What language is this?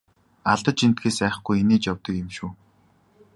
Mongolian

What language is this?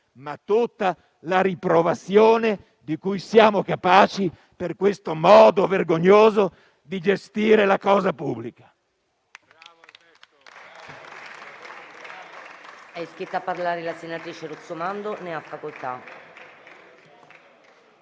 Italian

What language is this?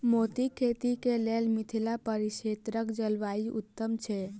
Maithili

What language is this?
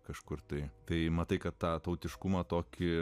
Lithuanian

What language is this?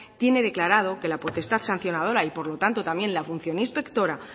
Spanish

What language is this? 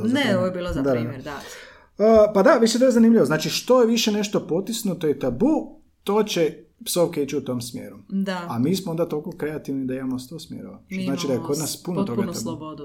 Croatian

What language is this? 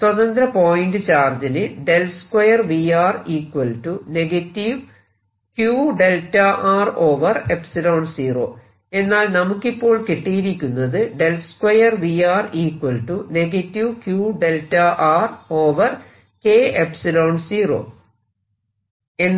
Malayalam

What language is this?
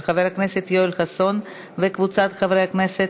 Hebrew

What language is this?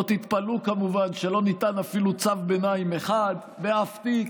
Hebrew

